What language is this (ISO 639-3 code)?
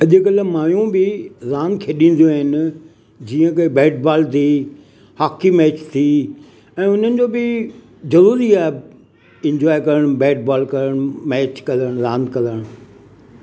snd